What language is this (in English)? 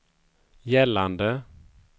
Swedish